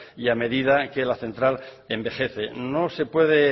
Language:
Spanish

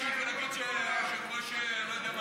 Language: Hebrew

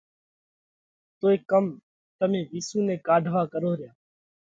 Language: Parkari Koli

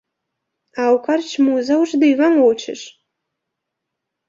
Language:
Belarusian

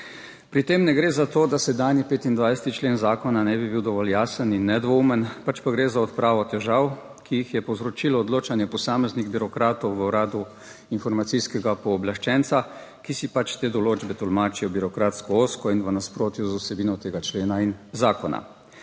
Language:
Slovenian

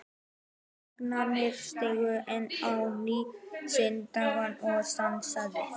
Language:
Icelandic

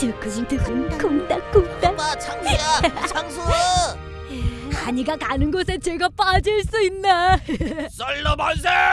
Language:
Korean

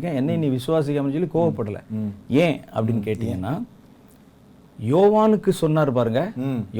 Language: Tamil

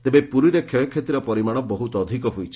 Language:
Odia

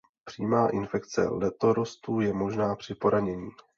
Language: Czech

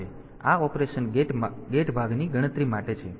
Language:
Gujarati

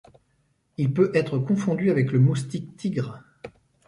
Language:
French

